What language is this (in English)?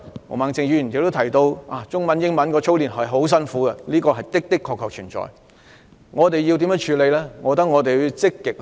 Cantonese